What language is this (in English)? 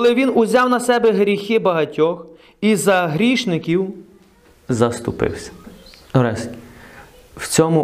Ukrainian